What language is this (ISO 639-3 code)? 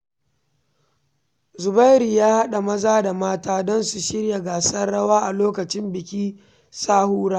hau